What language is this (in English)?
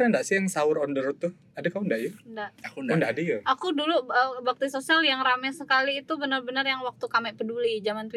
Indonesian